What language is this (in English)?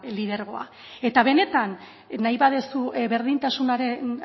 Basque